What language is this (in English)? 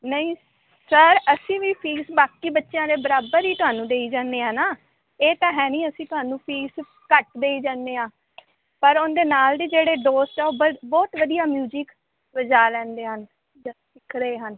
Punjabi